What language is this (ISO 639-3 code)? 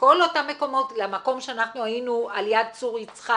heb